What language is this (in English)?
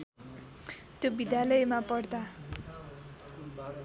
Nepali